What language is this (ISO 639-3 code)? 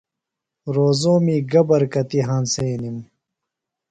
phl